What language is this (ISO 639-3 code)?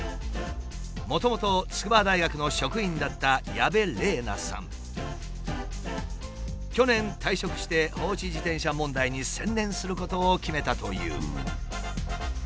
jpn